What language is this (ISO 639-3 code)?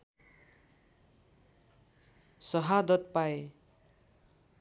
nep